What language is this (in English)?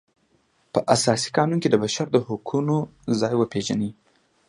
Pashto